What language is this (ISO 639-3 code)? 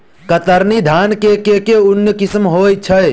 mai